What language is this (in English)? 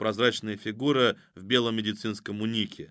Russian